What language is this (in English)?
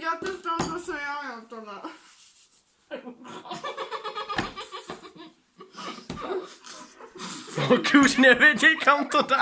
Czech